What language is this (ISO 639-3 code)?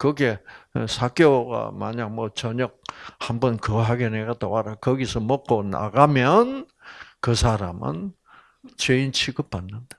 kor